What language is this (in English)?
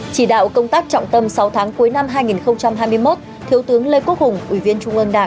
Vietnamese